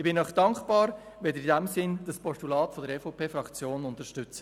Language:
Swiss German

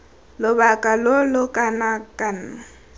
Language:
Tswana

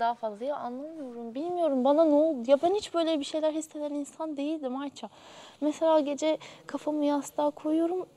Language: Turkish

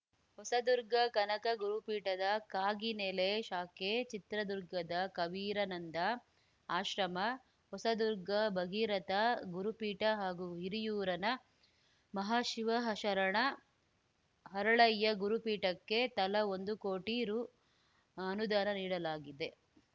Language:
Kannada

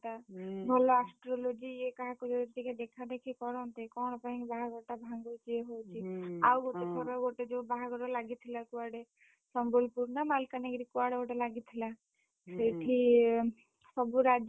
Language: Odia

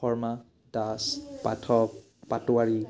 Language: Assamese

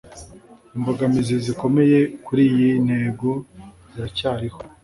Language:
Kinyarwanda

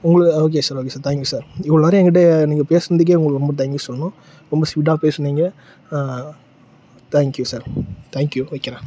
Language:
Tamil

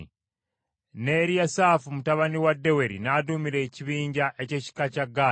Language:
Ganda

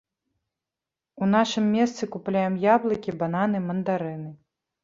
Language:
Belarusian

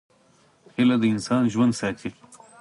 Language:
Pashto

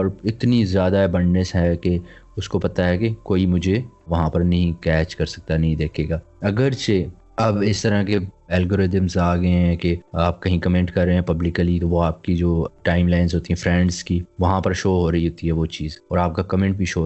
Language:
Urdu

